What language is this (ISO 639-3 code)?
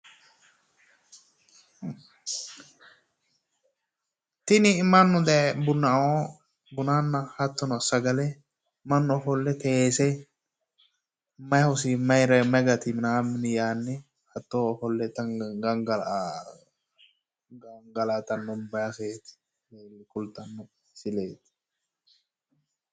sid